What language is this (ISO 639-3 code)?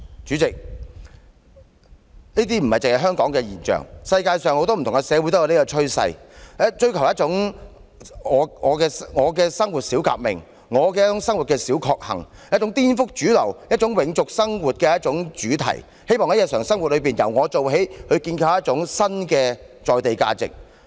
yue